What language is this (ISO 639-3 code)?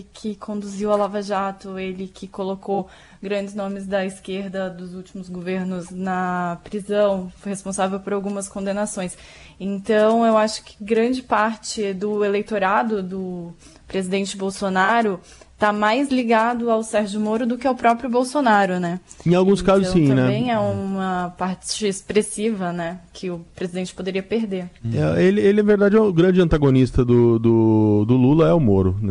por